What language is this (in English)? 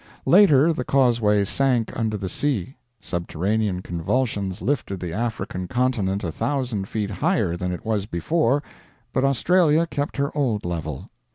English